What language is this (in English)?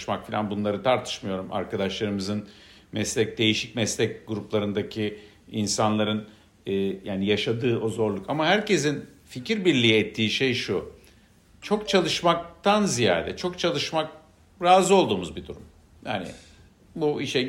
Turkish